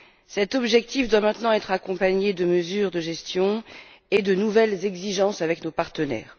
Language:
French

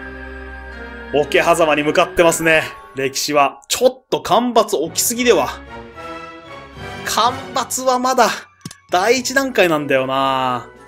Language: Japanese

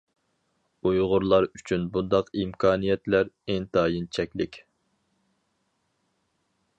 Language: Uyghur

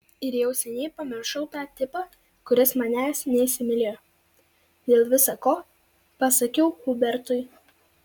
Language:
Lithuanian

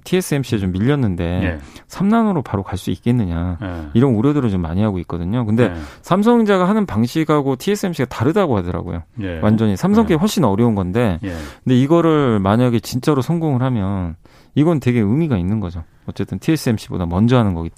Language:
Korean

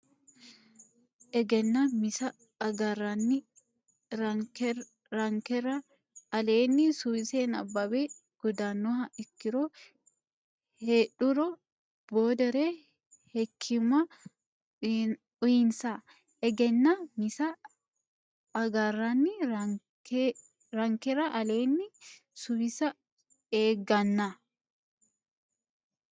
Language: Sidamo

